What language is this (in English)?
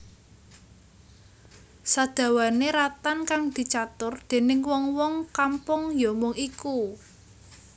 Javanese